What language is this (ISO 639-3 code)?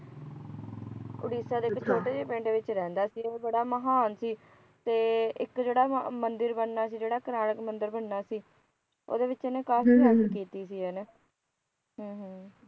pan